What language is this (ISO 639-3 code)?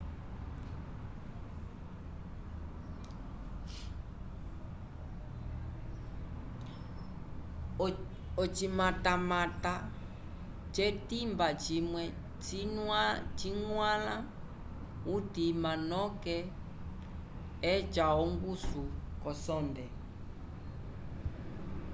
umb